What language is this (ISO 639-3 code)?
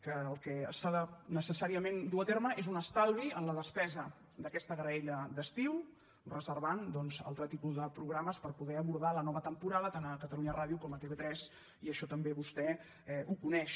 cat